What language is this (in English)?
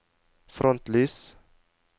Norwegian